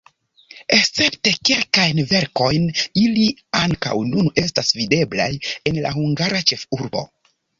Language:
Esperanto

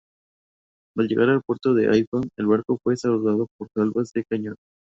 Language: Spanish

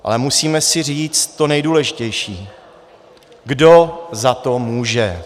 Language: Czech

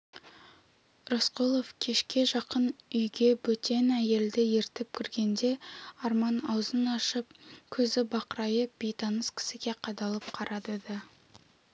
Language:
Kazakh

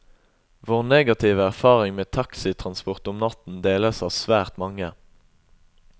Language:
Norwegian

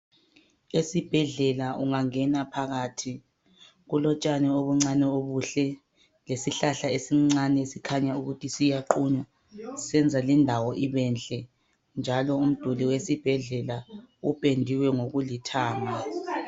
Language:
North Ndebele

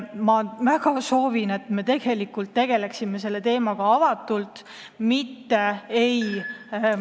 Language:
Estonian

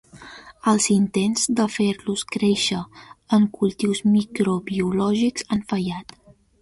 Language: Catalan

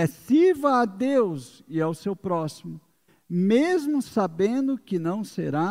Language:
Portuguese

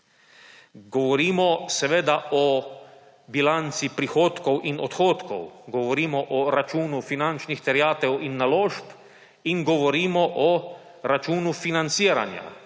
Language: Slovenian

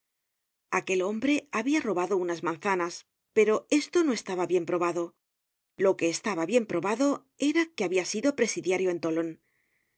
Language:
Spanish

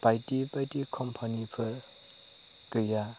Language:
Bodo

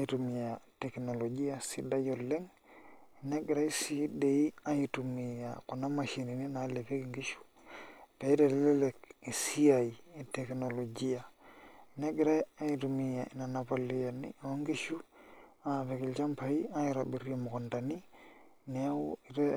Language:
Masai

